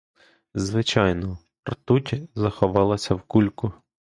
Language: Ukrainian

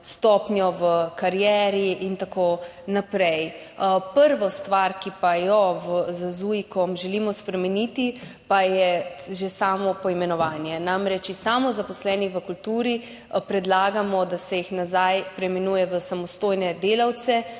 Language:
Slovenian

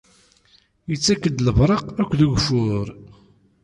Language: Kabyle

